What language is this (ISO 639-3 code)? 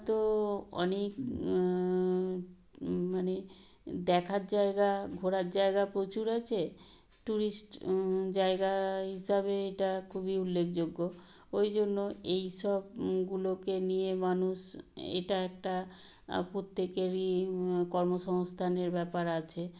ben